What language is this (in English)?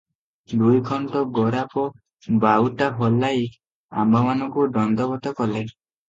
Odia